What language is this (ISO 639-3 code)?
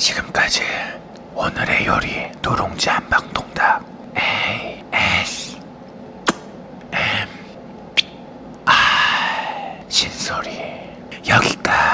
kor